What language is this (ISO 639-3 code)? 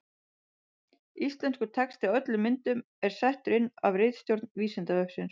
isl